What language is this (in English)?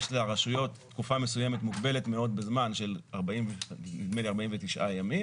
Hebrew